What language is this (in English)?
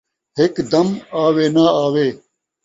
Saraiki